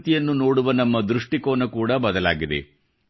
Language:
Kannada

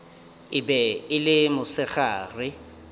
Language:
Northern Sotho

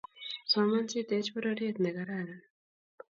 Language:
Kalenjin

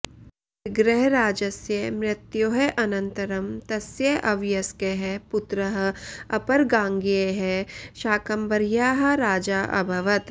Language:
Sanskrit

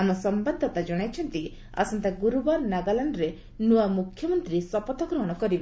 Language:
Odia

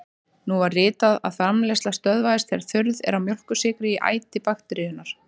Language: Icelandic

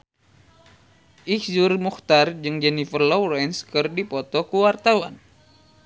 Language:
Sundanese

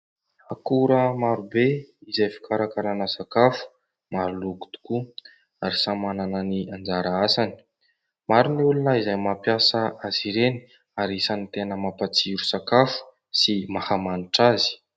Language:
Malagasy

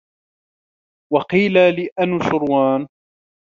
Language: Arabic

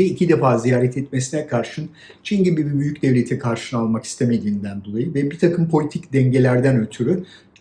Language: Turkish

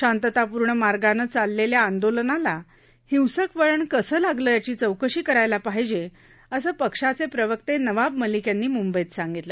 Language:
Marathi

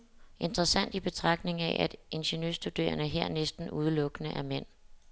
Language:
Danish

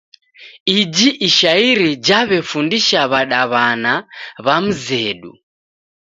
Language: Taita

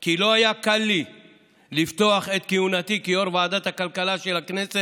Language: Hebrew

